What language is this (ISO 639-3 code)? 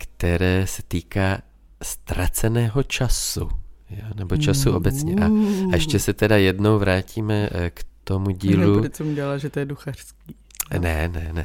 ces